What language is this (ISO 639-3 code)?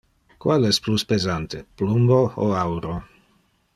ina